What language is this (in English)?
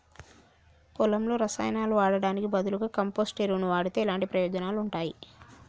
Telugu